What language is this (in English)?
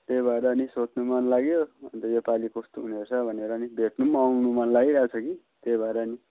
Nepali